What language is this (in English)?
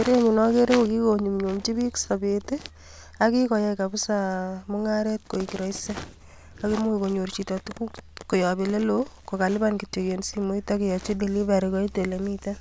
Kalenjin